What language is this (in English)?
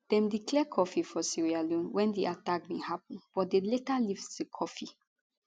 Nigerian Pidgin